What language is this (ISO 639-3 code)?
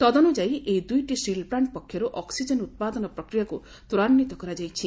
ori